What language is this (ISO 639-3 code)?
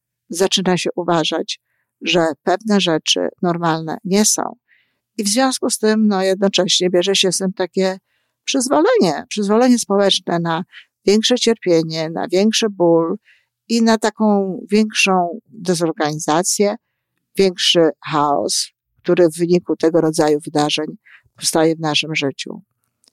pol